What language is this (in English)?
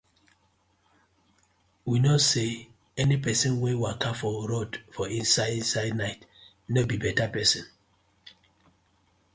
Nigerian Pidgin